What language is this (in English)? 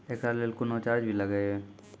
Maithili